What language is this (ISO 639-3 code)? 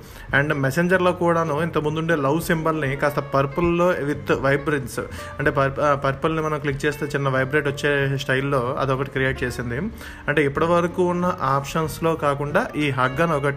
tel